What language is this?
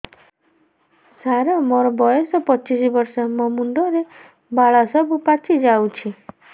Odia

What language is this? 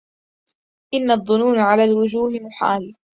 Arabic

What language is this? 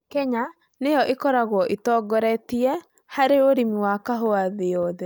Kikuyu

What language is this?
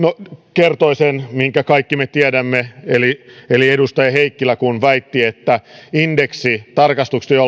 Finnish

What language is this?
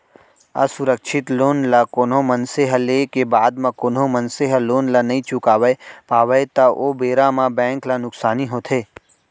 Chhattisgarhi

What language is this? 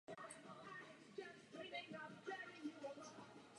Czech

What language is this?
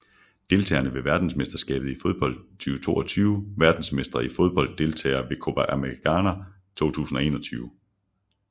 Danish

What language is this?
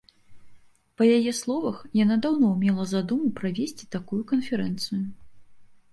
Belarusian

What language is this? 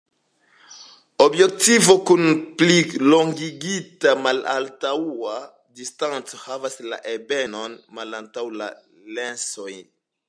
Esperanto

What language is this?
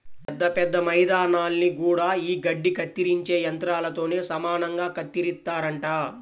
Telugu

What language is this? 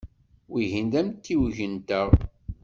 Kabyle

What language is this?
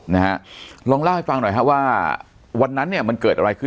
Thai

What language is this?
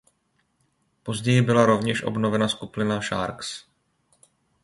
Czech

